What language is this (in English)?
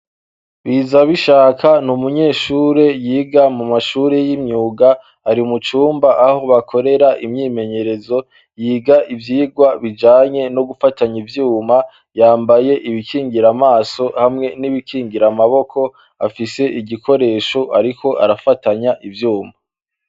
Rundi